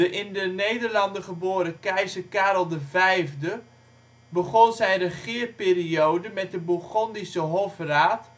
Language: Dutch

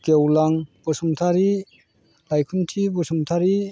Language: Bodo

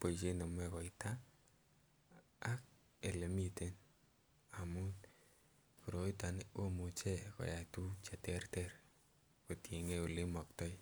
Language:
Kalenjin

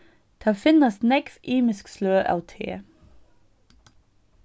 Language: Faroese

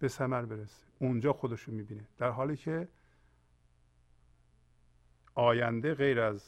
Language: Persian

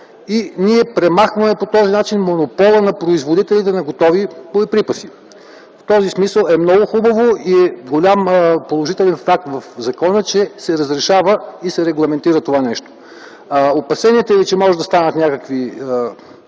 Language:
Bulgarian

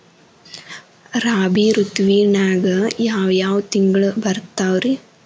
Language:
Kannada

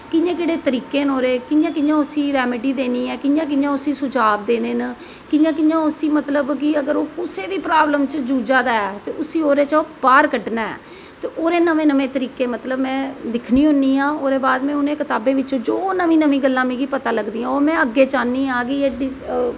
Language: Dogri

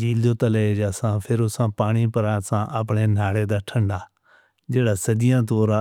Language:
Northern Hindko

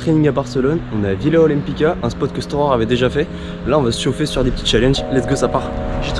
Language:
French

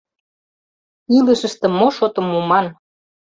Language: Mari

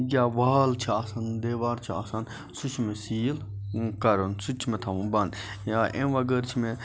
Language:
Kashmiri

